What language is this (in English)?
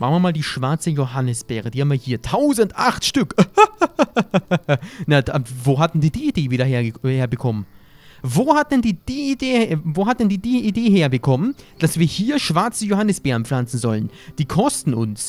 German